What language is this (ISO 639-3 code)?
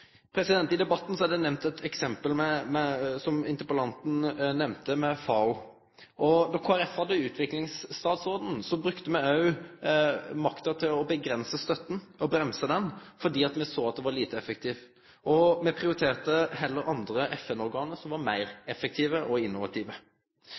nno